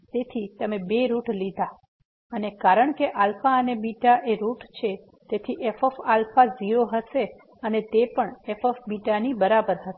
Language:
Gujarati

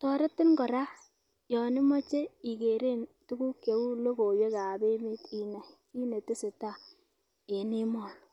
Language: Kalenjin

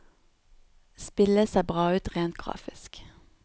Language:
Norwegian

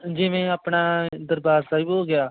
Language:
Punjabi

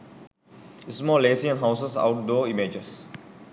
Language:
Sinhala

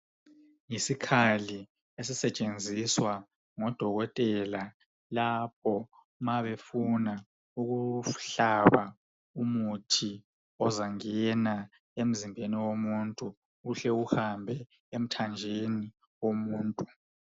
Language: North Ndebele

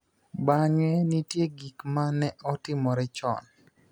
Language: Luo (Kenya and Tanzania)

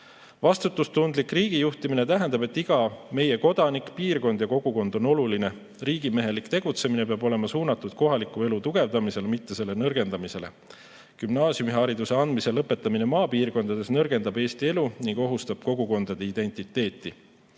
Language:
Estonian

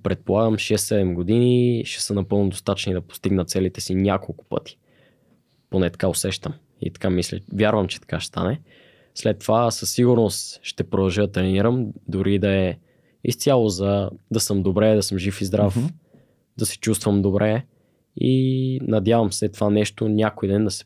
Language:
Bulgarian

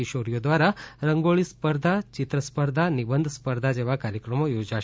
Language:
Gujarati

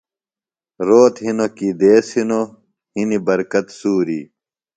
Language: Phalura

